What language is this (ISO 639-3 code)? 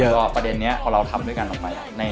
tha